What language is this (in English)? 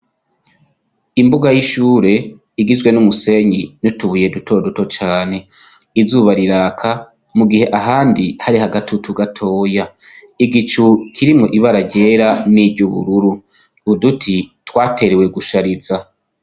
Rundi